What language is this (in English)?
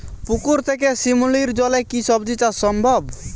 Bangla